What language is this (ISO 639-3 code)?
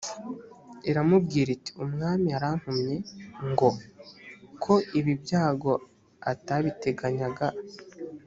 kin